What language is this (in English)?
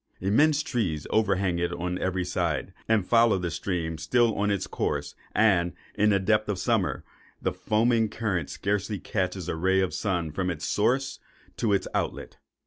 English